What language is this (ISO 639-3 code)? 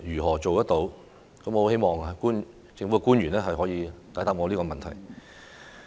yue